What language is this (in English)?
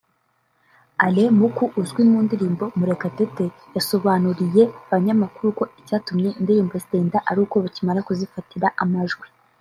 Kinyarwanda